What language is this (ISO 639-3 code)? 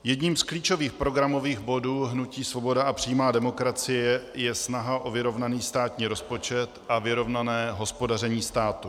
ces